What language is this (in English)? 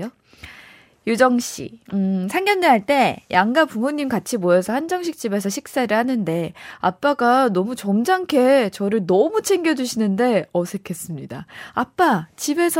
Korean